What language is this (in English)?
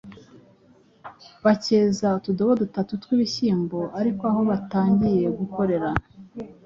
Kinyarwanda